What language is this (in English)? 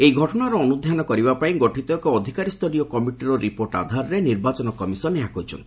Odia